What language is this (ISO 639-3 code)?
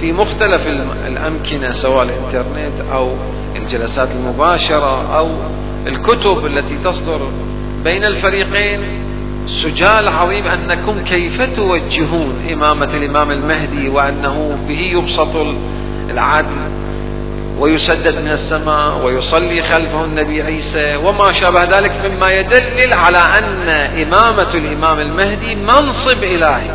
ara